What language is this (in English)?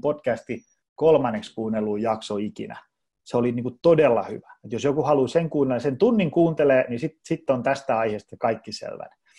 Finnish